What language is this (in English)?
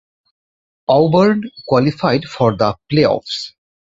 English